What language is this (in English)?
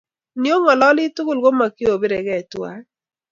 Kalenjin